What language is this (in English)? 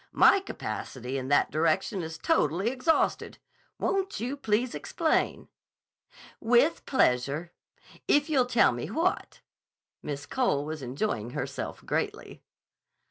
English